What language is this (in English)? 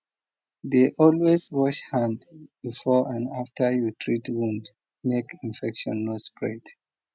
Nigerian Pidgin